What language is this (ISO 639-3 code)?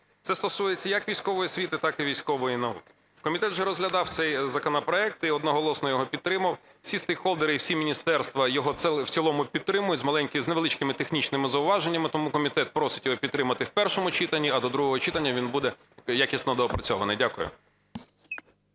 ukr